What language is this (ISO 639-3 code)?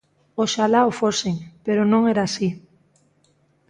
glg